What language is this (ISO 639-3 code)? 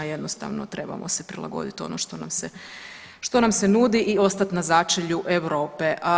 hrv